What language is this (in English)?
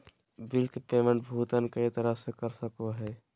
Magahi